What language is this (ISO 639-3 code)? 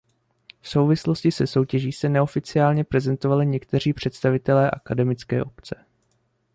ces